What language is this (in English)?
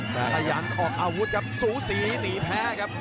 Thai